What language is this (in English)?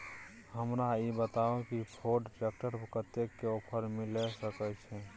Maithili